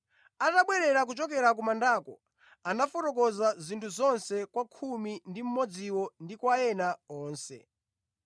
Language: Nyanja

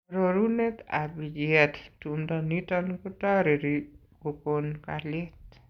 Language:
Kalenjin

